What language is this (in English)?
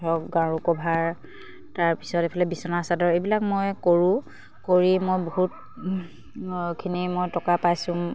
Assamese